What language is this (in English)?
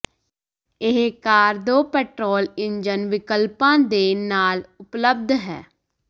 Punjabi